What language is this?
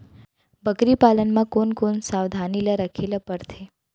Chhattisgarhi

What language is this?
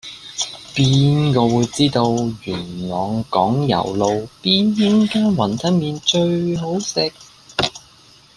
Cantonese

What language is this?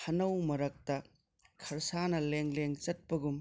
Manipuri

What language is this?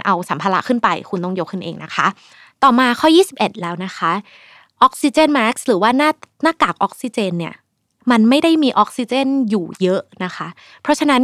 Thai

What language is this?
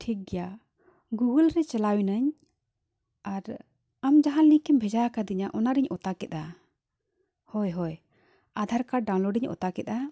Santali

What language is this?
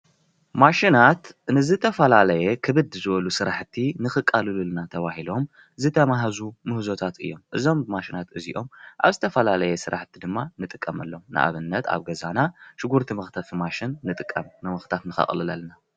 Tigrinya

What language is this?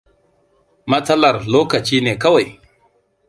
Hausa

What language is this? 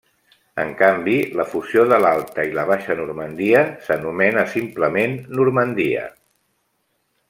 Catalan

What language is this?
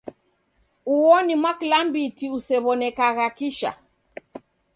Taita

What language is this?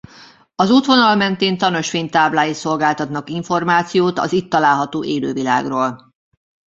Hungarian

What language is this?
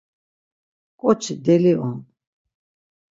Laz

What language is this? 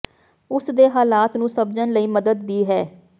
Punjabi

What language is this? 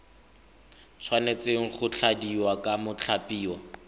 Tswana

